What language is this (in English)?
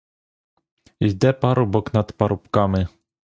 Ukrainian